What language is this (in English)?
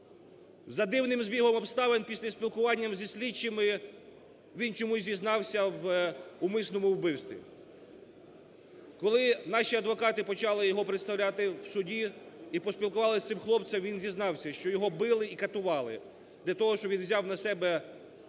Ukrainian